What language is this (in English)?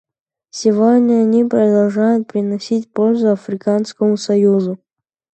Russian